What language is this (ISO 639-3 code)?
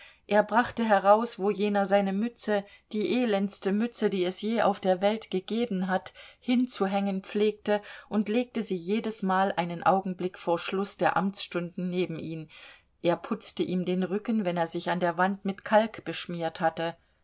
deu